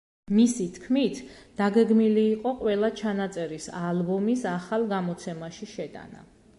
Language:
Georgian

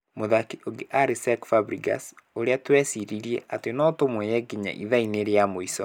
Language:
Kikuyu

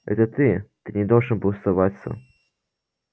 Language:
Russian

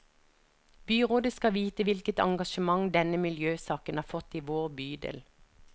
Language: Norwegian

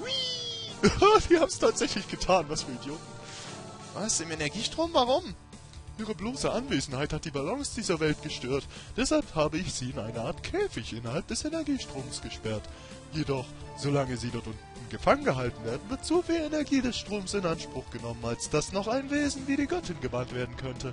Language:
German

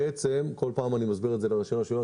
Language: Hebrew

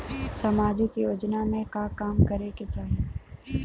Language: Bhojpuri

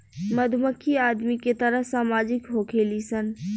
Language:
Bhojpuri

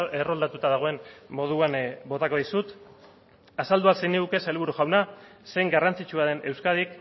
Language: Basque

